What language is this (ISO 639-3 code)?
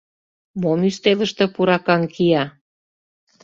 chm